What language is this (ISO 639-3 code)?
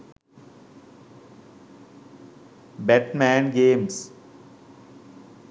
sin